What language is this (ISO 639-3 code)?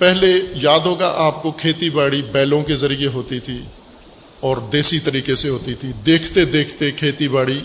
urd